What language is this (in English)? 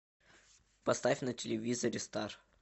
Russian